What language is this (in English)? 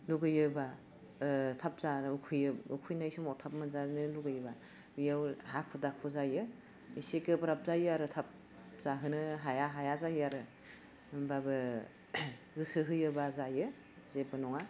Bodo